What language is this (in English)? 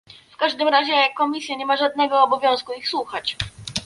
Polish